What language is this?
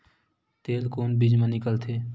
Chhattisgarhi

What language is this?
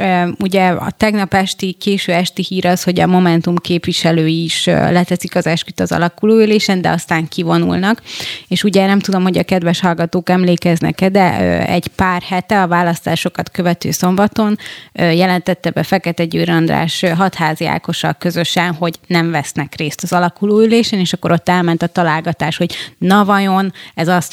Hungarian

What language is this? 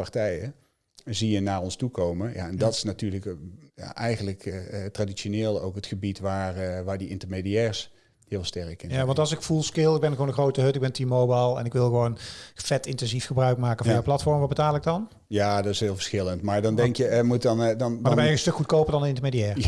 Dutch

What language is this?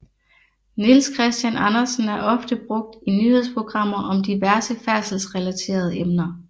Danish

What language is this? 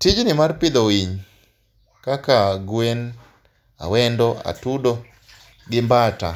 Luo (Kenya and Tanzania)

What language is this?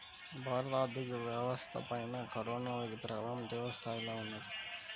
Telugu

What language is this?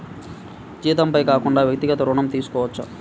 Telugu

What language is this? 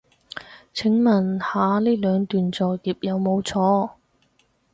Cantonese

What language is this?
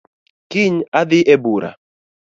Luo (Kenya and Tanzania)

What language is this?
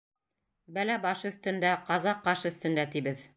Bashkir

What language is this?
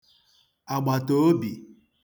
Igbo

